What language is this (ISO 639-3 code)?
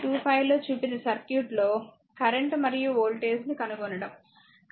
tel